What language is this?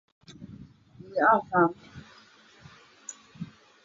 Chinese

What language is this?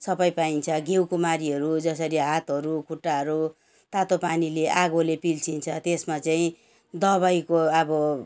Nepali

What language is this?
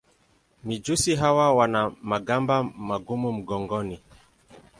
Swahili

